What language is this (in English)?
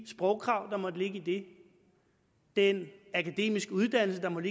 Danish